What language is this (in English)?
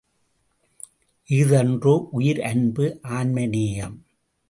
Tamil